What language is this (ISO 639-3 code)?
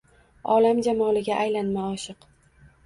uzb